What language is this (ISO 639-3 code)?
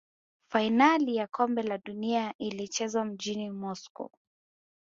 swa